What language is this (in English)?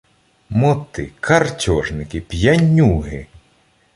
Ukrainian